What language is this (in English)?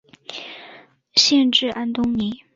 Chinese